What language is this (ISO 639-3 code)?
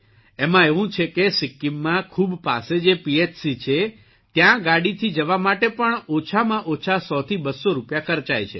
guj